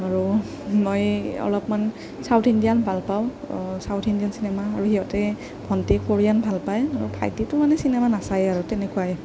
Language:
Assamese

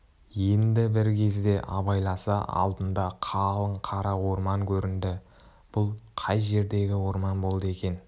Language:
Kazakh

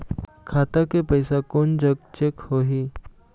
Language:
Chhattisgarhi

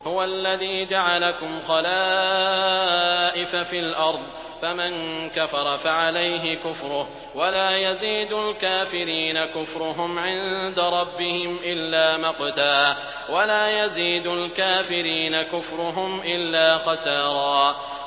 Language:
Arabic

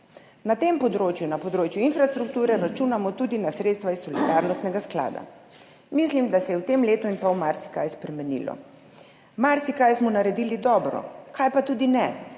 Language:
Slovenian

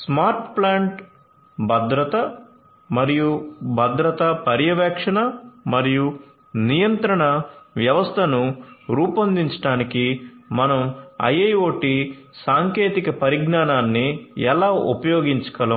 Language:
Telugu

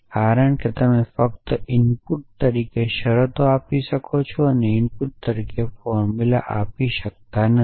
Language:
Gujarati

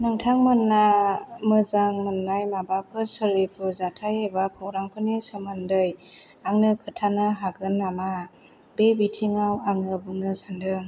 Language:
Bodo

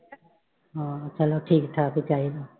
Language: Punjabi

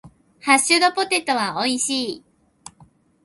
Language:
Japanese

